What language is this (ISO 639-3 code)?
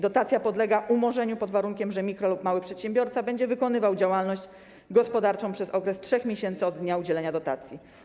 pol